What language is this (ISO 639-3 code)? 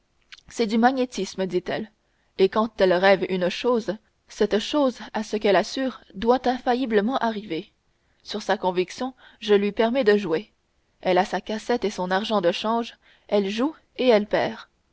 fra